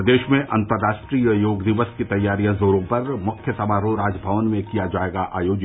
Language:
Hindi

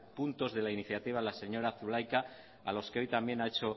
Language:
Spanish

